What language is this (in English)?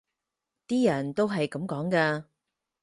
Cantonese